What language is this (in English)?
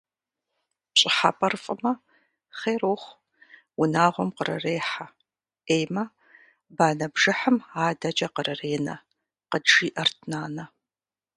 Kabardian